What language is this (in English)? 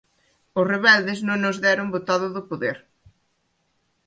Galician